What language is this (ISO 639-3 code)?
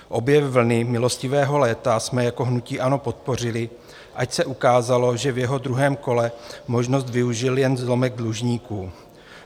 ces